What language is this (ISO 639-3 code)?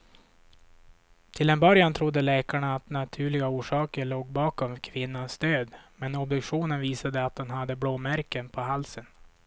swe